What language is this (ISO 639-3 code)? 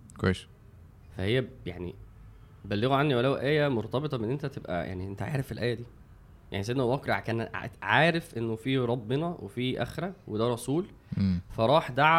ara